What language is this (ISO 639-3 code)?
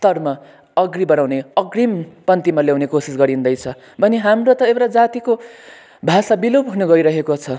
nep